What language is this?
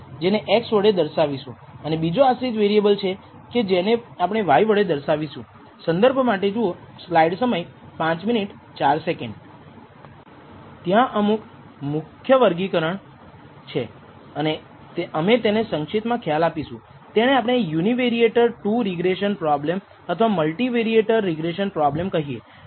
Gujarati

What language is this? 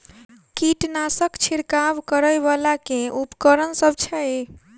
Maithili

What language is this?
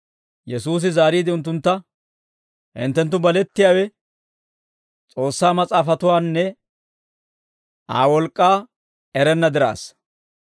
Dawro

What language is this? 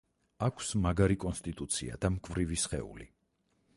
Georgian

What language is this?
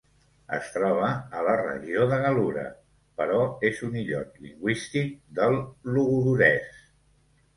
Catalan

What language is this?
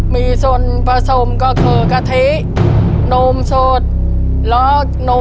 Thai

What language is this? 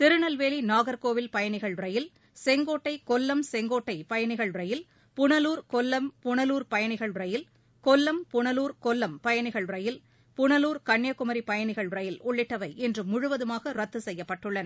Tamil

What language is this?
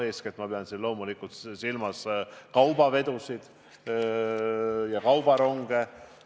Estonian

